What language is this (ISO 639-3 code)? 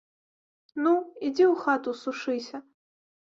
bel